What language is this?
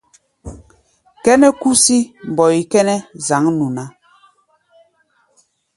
Gbaya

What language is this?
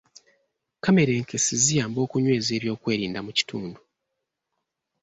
Ganda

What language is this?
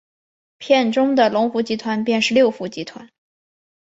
Chinese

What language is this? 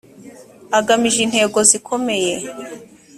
Kinyarwanda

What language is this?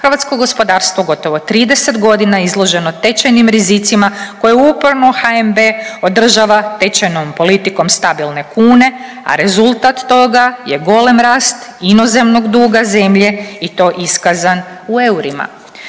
Croatian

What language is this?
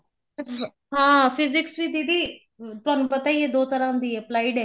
Punjabi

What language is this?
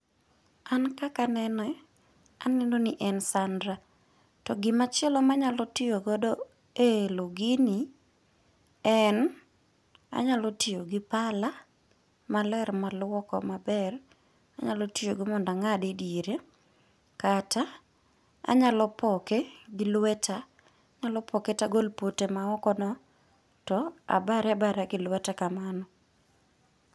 Luo (Kenya and Tanzania)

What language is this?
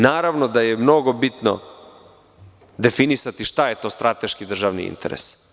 Serbian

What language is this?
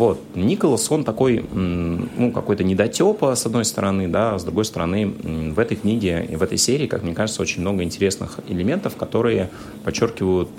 Russian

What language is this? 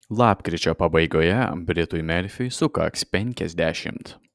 Lithuanian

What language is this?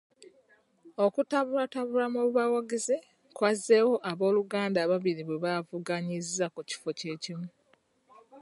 Ganda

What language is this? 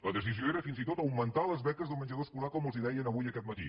Catalan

